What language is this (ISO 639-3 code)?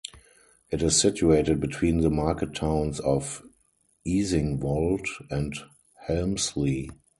eng